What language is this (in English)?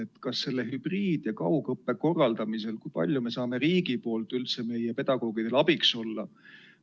Estonian